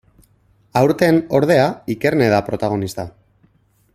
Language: Basque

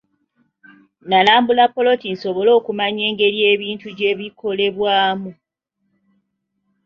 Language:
Ganda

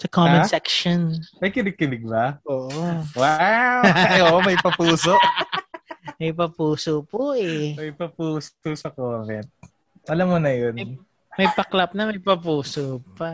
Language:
Filipino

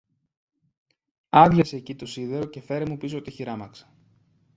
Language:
Greek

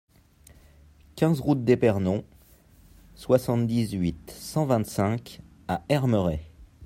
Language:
French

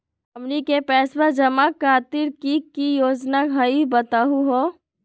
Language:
Magahi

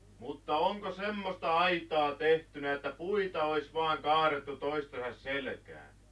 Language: Finnish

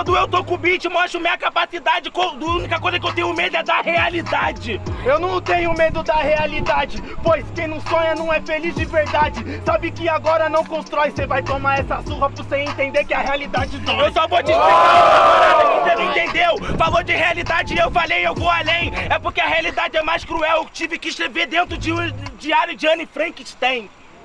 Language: Portuguese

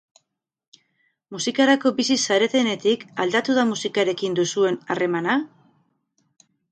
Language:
Basque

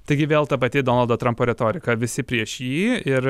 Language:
Lithuanian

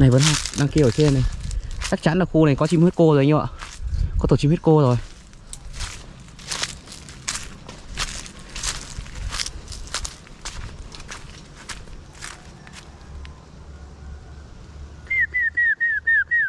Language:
Vietnamese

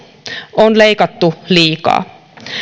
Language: Finnish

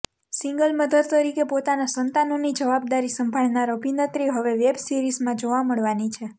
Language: Gujarati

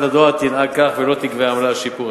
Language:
Hebrew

